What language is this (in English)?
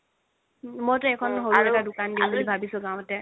Assamese